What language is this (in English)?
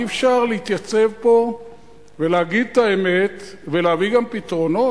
Hebrew